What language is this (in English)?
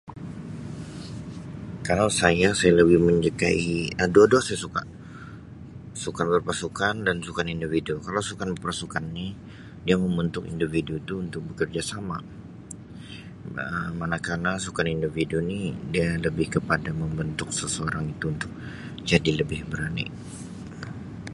Sabah Malay